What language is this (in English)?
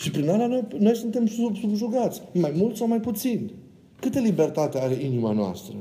Romanian